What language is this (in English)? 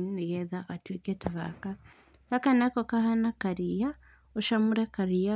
Kikuyu